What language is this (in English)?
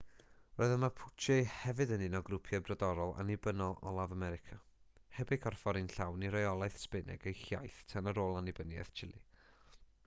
Welsh